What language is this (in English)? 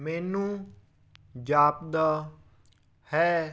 Punjabi